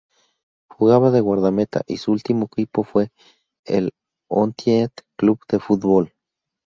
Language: Spanish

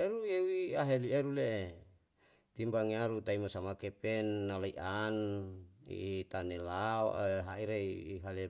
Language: Yalahatan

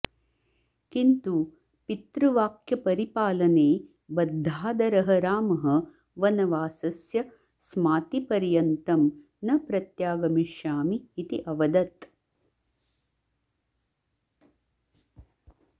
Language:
Sanskrit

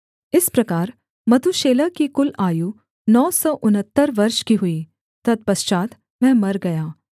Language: Hindi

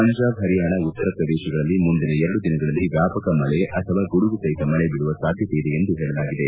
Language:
Kannada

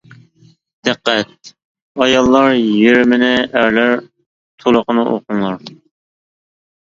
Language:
Uyghur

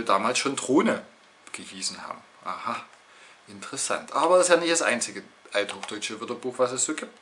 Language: German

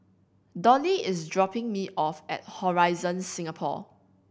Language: English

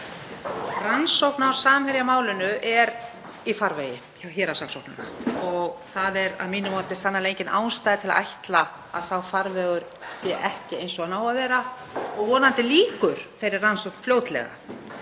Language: Icelandic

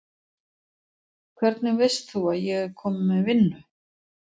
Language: Icelandic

